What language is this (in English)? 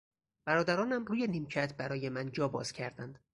Persian